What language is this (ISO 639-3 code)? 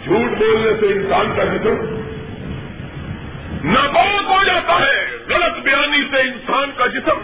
urd